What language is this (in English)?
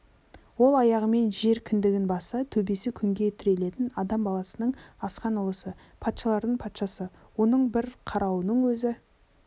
Kazakh